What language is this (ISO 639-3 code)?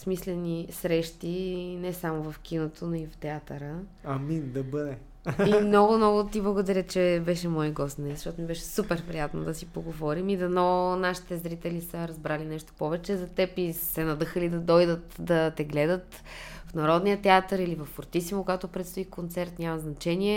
bul